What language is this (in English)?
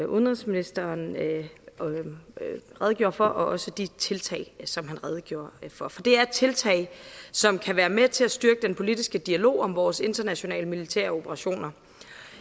Danish